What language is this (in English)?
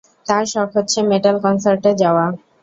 Bangla